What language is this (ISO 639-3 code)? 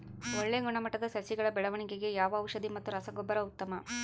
kan